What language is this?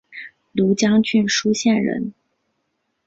Chinese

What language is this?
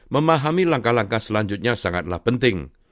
Indonesian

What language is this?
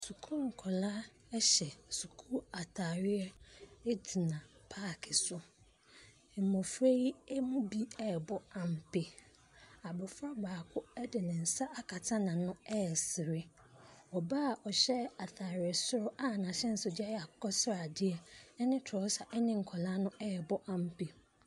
Akan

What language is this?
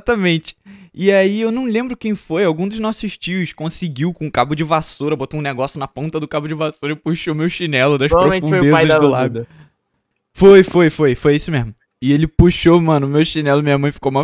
Portuguese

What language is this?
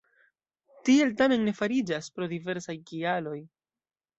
Esperanto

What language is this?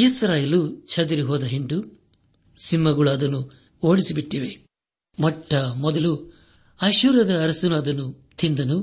Kannada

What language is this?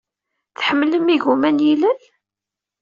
Kabyle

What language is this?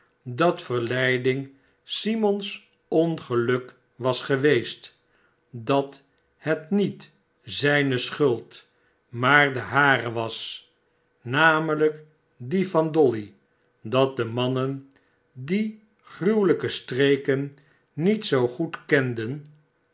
Dutch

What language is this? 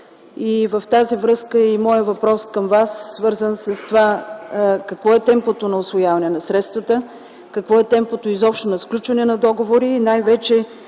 Bulgarian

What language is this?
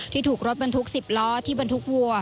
Thai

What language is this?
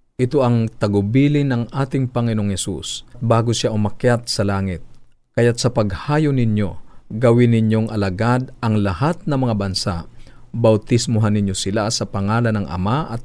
Filipino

